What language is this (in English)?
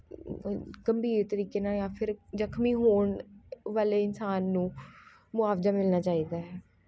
Punjabi